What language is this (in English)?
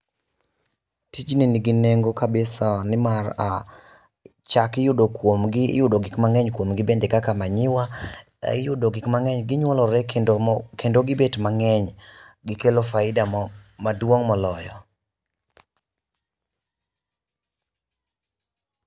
Luo (Kenya and Tanzania)